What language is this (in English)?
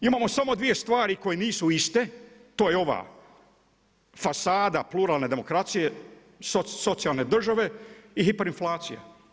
Croatian